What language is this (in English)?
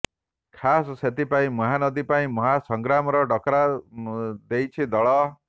Odia